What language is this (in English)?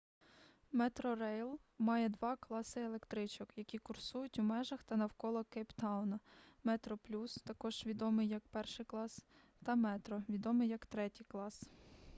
Ukrainian